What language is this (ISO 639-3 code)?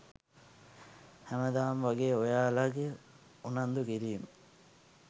sin